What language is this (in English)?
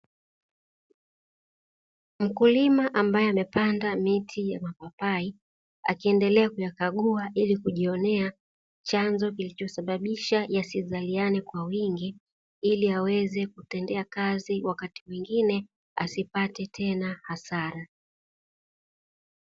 Swahili